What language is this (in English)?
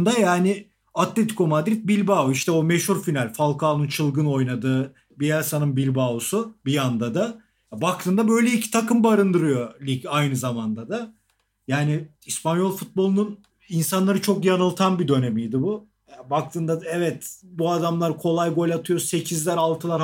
Turkish